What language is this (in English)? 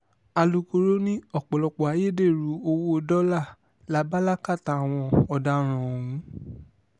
Yoruba